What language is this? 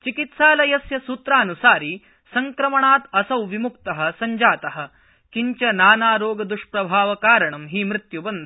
Sanskrit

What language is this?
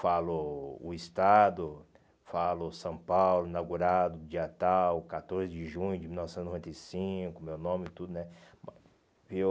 Portuguese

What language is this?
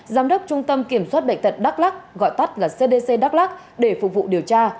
Vietnamese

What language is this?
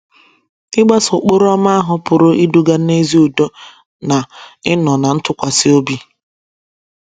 Igbo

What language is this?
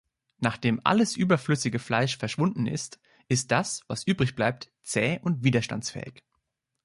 German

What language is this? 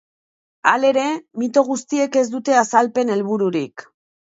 Basque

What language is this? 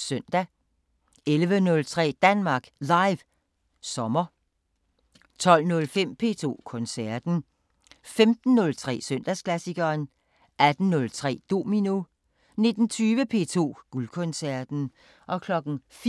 Danish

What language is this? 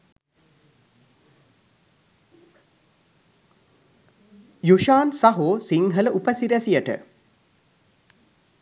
Sinhala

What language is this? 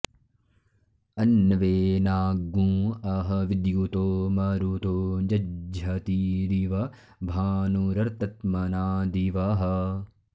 Sanskrit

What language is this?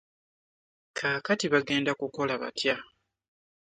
Ganda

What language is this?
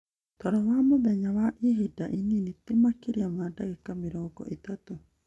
Kikuyu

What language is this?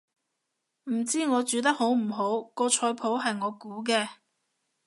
Cantonese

